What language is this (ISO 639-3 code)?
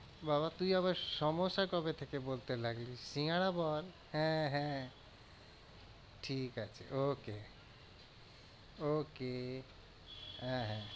ben